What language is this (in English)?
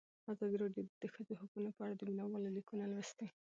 Pashto